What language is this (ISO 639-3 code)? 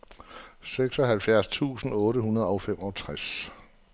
dan